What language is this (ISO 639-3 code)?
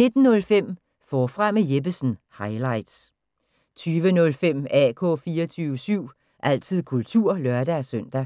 dan